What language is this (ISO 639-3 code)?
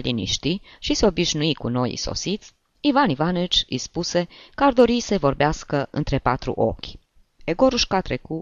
ron